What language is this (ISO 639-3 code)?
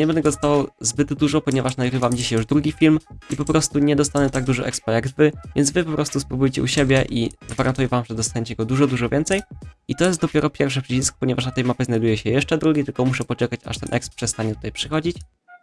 pol